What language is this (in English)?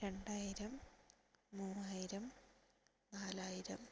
Malayalam